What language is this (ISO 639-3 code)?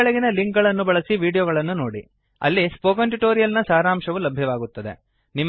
kan